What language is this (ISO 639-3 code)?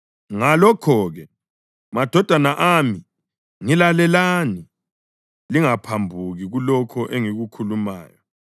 nde